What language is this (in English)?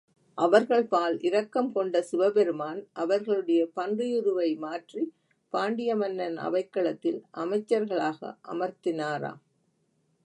Tamil